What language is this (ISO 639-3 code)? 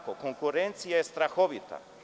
srp